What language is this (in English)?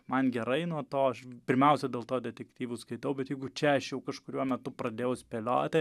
Lithuanian